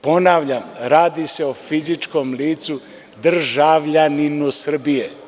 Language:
Serbian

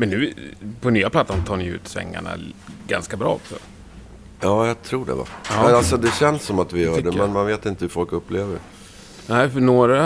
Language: Swedish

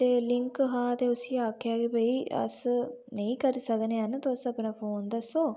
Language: Dogri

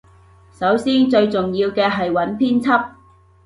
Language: Cantonese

